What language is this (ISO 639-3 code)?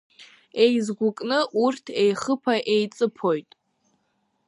abk